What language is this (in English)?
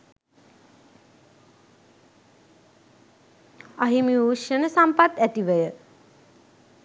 Sinhala